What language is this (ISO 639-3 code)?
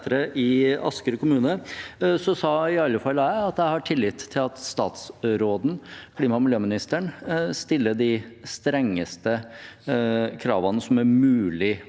nor